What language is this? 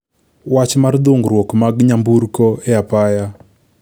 Luo (Kenya and Tanzania)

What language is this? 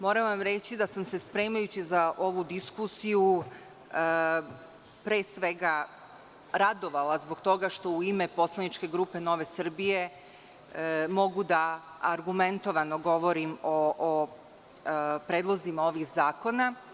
Serbian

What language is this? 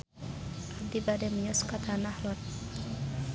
Sundanese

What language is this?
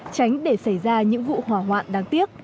Vietnamese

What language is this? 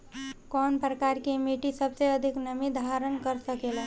Bhojpuri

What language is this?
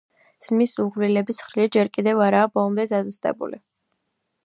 Georgian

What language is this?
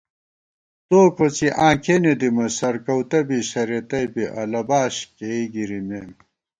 Gawar-Bati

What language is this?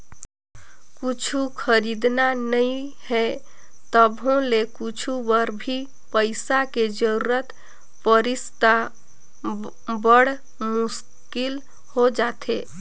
Chhattisgarhi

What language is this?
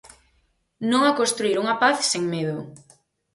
Galician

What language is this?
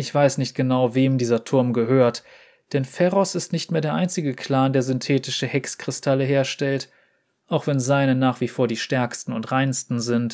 German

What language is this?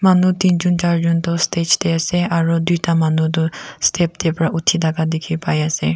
Naga Pidgin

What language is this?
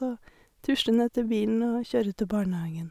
Norwegian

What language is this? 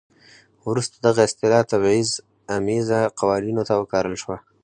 Pashto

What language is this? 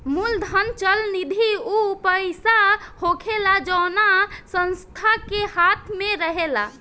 Bhojpuri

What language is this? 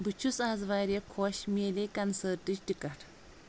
Kashmiri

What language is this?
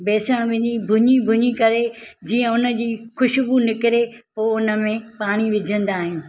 Sindhi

